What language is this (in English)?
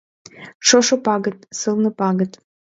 Mari